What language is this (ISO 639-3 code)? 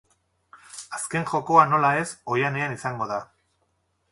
eus